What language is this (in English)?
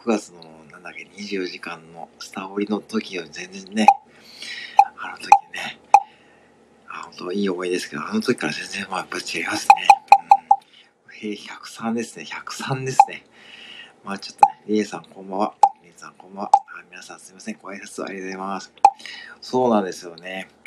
Japanese